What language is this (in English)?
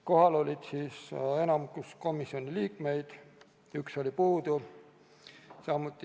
Estonian